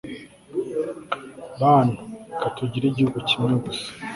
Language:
Kinyarwanda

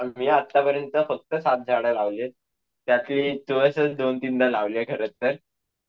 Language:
Marathi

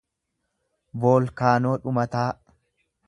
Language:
Oromo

